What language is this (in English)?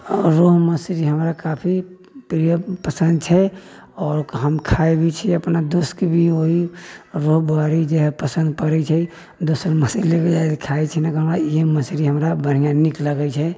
Maithili